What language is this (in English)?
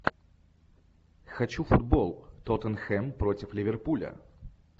Russian